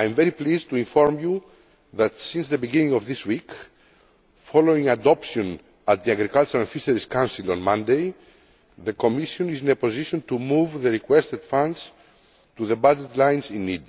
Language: English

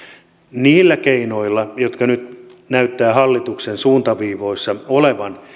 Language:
Finnish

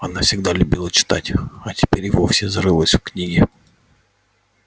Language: Russian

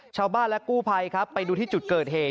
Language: Thai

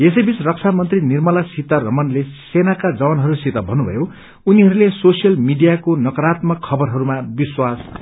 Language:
Nepali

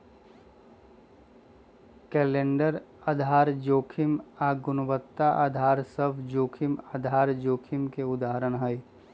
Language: Magahi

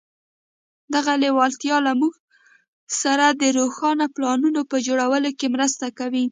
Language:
Pashto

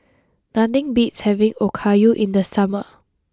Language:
English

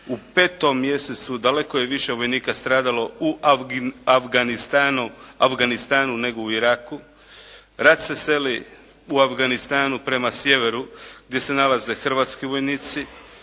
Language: Croatian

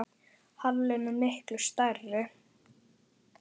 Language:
Icelandic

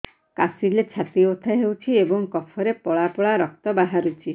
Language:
Odia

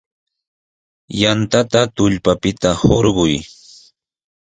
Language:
Sihuas Ancash Quechua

